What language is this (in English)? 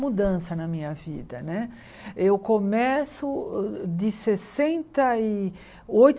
Portuguese